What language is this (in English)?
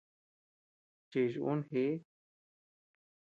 Tepeuxila Cuicatec